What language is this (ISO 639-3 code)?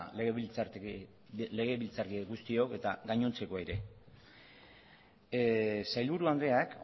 eus